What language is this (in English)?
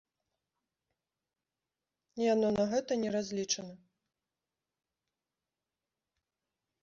Belarusian